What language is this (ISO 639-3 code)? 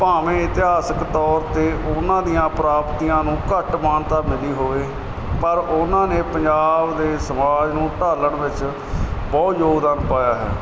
pan